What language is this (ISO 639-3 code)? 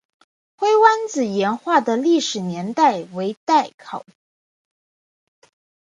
zho